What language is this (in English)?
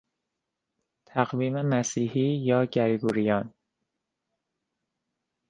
Persian